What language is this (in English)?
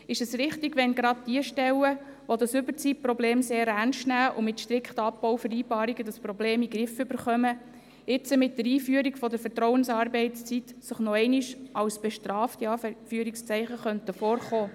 Swiss German